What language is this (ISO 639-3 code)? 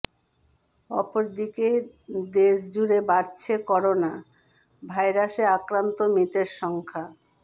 ben